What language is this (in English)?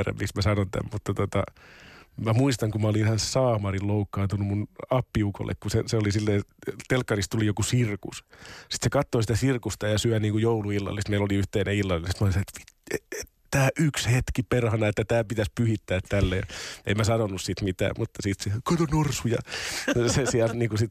Finnish